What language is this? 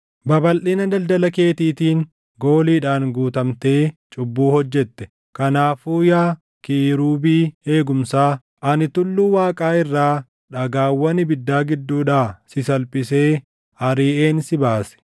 Oromo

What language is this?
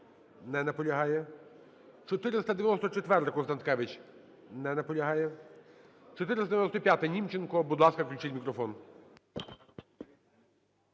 Ukrainian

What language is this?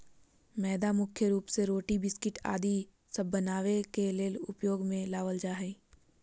Magahi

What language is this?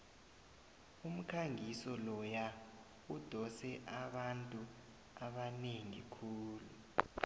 South Ndebele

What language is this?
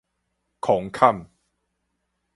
Min Nan Chinese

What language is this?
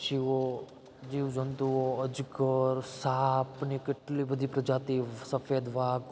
Gujarati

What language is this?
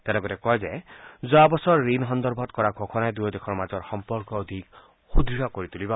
Assamese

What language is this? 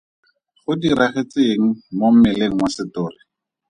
Tswana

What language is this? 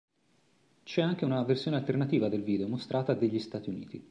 Italian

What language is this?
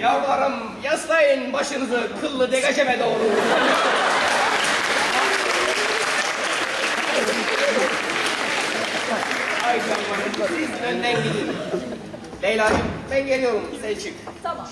Turkish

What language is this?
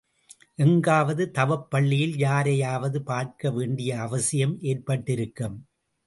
Tamil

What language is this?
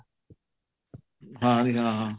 Punjabi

